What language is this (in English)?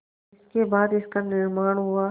Hindi